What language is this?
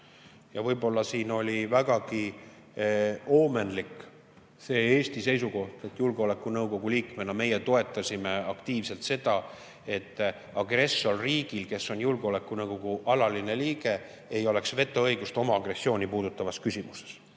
Estonian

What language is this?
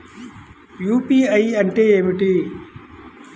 Telugu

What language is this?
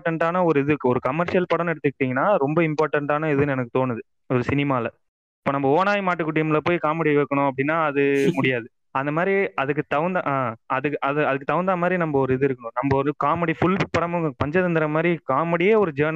Tamil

